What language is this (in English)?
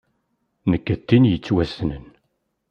Kabyle